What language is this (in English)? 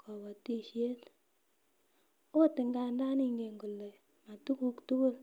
Kalenjin